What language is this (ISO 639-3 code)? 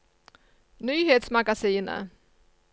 nor